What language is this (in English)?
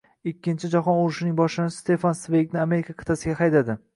Uzbek